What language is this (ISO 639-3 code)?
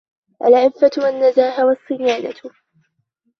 ara